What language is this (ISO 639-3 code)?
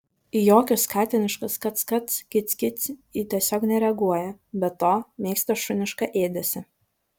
lit